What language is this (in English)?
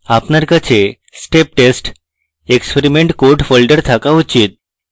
Bangla